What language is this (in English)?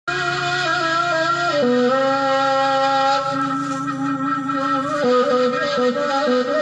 Hindi